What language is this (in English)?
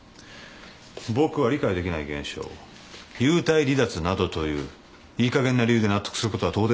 Japanese